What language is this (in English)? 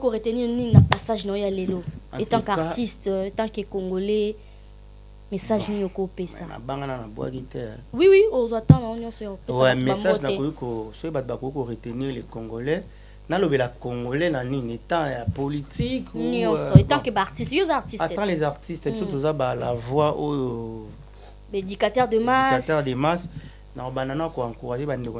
French